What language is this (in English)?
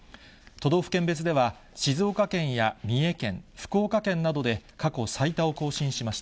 Japanese